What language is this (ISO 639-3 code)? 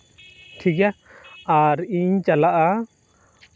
sat